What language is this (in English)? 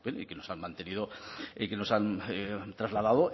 Spanish